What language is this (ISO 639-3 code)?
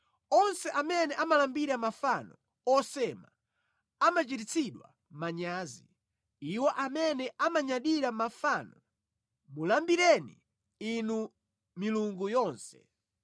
nya